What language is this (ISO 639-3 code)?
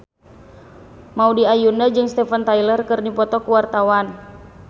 sun